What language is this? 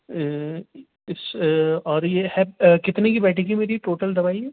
Urdu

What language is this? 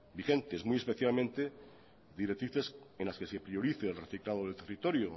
Spanish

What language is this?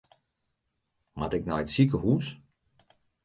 Western Frisian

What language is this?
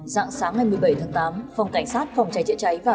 Vietnamese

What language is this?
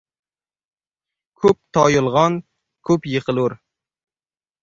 Uzbek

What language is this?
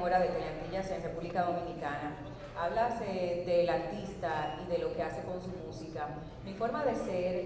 Spanish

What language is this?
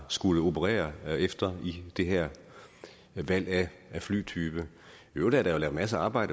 Danish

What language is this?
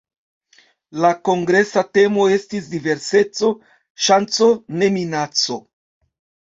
Esperanto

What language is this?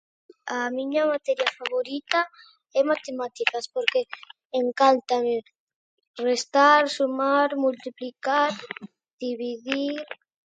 Galician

